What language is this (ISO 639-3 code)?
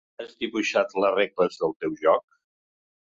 cat